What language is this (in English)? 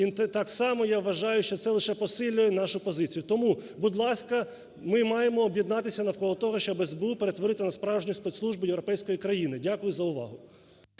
Ukrainian